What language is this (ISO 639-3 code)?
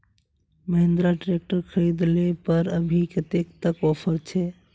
mag